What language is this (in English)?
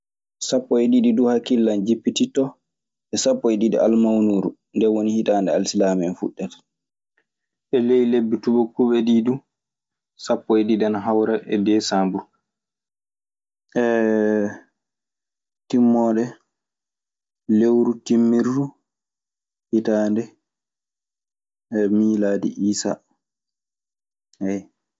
Maasina Fulfulde